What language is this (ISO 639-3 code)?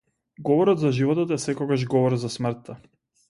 mkd